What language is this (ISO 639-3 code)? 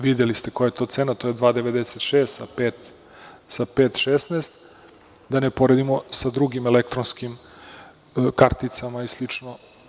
srp